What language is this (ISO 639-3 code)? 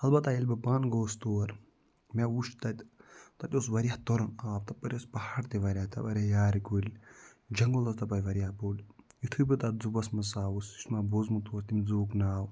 kas